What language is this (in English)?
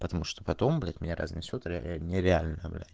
Russian